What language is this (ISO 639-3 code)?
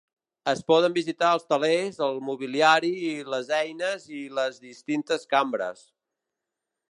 cat